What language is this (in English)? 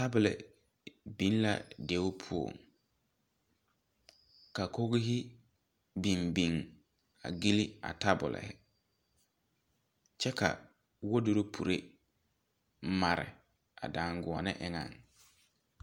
Southern Dagaare